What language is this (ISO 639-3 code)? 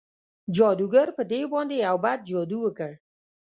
pus